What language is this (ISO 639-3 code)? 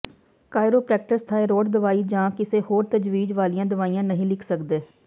pan